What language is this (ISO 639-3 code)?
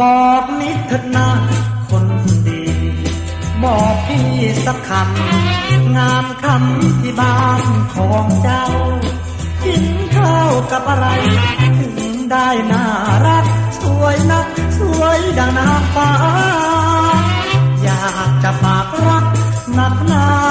tha